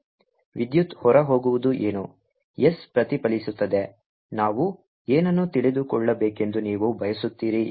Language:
Kannada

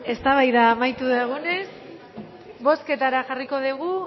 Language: Basque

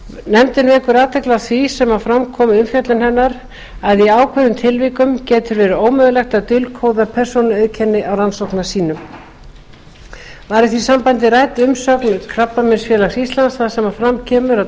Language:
Icelandic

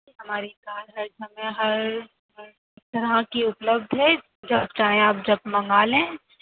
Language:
Urdu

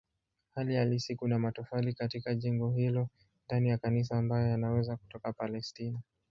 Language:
Swahili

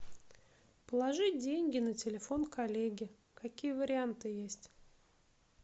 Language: Russian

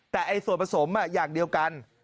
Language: Thai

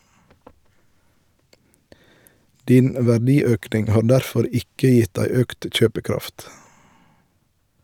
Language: Norwegian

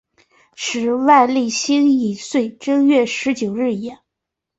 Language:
Chinese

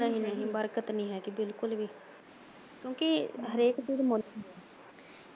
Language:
Punjabi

